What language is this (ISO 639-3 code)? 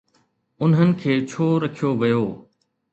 snd